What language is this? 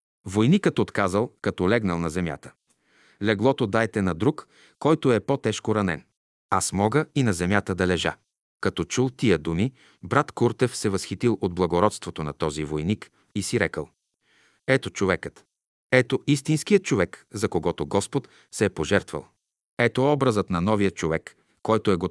Bulgarian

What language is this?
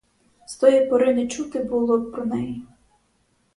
Ukrainian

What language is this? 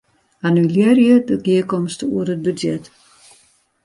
Western Frisian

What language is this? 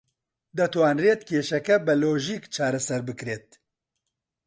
Central Kurdish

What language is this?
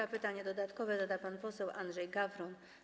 Polish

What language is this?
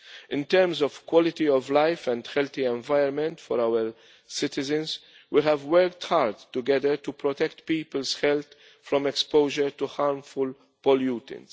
English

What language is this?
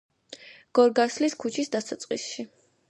Georgian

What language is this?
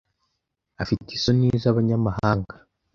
Kinyarwanda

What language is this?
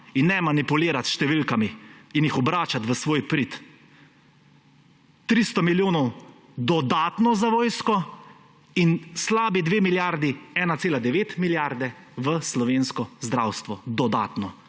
Slovenian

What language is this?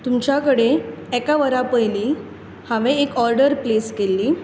Konkani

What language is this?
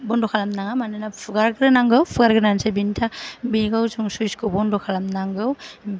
Bodo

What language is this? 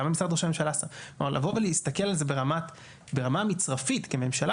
Hebrew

